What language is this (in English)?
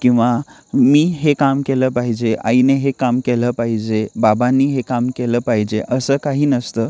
Marathi